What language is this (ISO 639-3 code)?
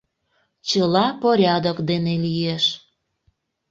chm